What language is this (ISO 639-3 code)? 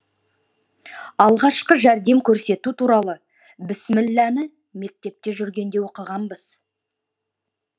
kaz